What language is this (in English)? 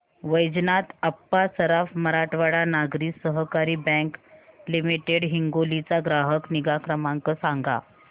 Marathi